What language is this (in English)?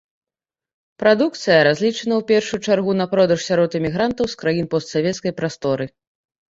Belarusian